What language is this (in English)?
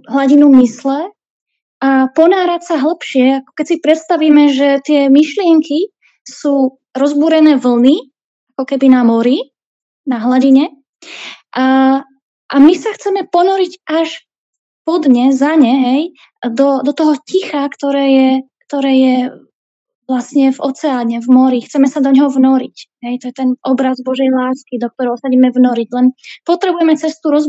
Slovak